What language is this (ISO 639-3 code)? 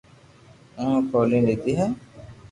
lrk